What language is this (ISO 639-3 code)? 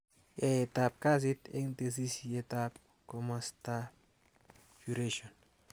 kln